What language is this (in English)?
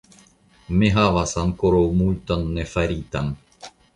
Esperanto